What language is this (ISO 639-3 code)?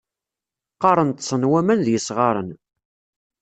kab